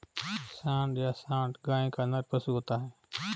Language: Hindi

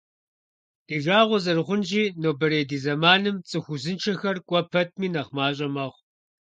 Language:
Kabardian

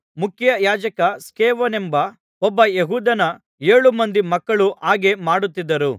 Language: Kannada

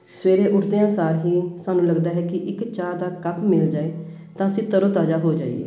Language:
Punjabi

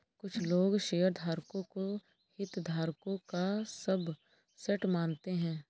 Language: Hindi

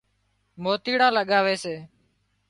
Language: Wadiyara Koli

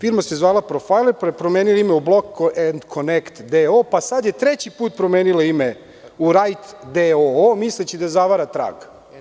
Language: Serbian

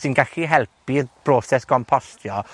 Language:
Welsh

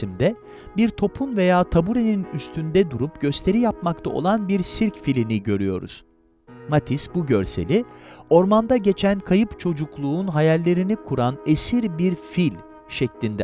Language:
Turkish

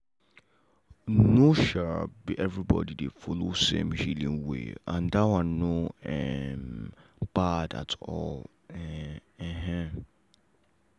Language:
Nigerian Pidgin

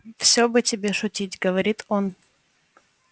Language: Russian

